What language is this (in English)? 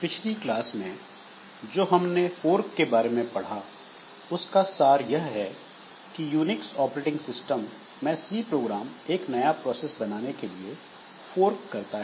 Hindi